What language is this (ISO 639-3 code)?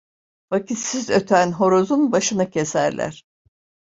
tur